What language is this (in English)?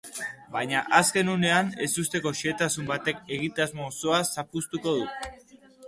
Basque